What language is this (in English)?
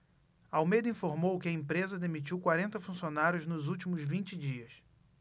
Portuguese